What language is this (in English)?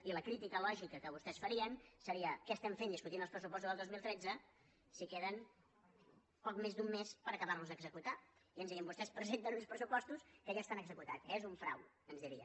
Catalan